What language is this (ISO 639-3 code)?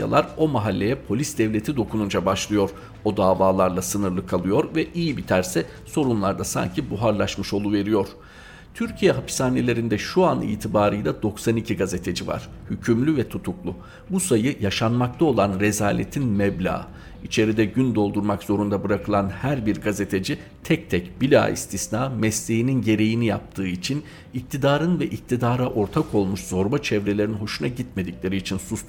tur